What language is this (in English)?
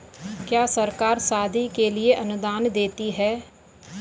Hindi